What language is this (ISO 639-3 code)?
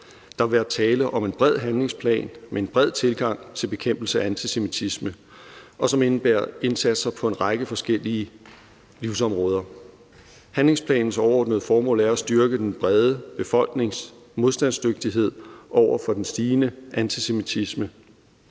dan